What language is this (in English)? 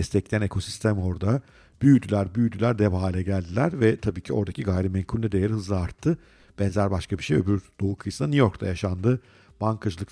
Turkish